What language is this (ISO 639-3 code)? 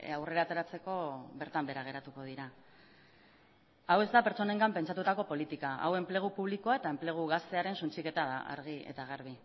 eus